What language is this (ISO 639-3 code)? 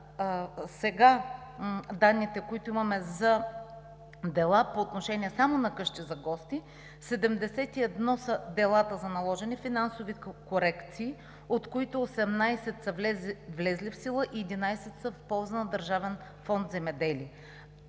bul